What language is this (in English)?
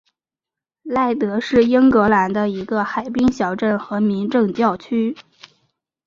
Chinese